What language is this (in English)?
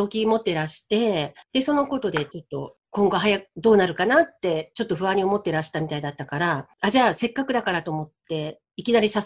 Japanese